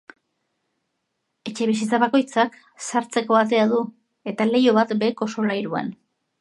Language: Basque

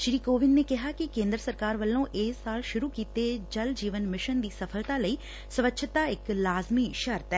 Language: Punjabi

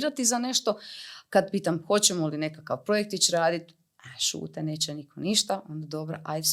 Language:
Croatian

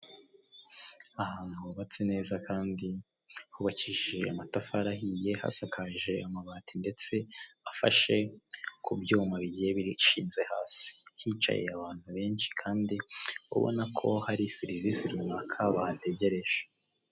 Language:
Kinyarwanda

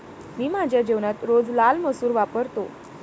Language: Marathi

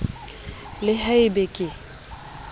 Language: Southern Sotho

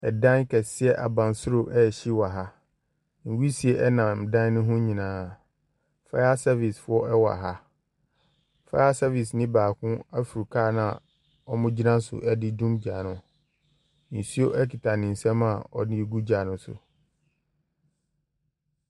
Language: Akan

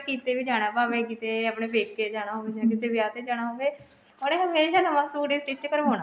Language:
Punjabi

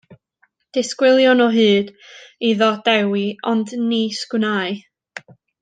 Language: Welsh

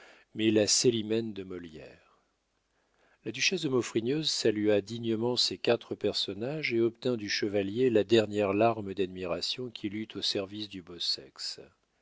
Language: French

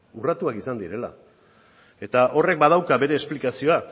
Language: Basque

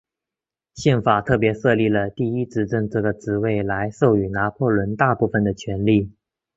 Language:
Chinese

